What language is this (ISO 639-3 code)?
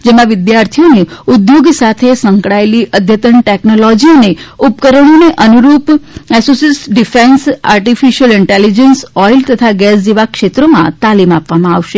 guj